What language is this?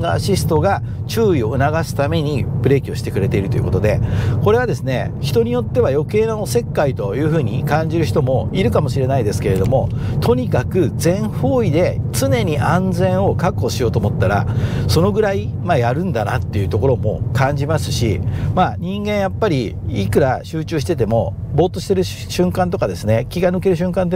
Japanese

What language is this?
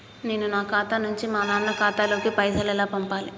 Telugu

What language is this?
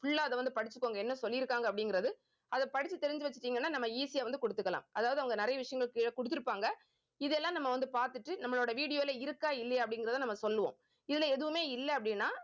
Tamil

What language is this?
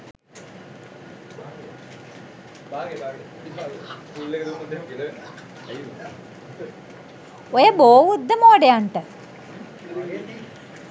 Sinhala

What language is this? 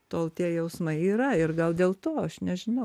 Lithuanian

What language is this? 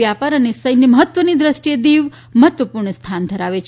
Gujarati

